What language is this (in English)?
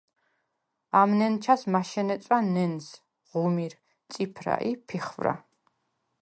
Svan